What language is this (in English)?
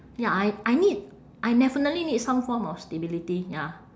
English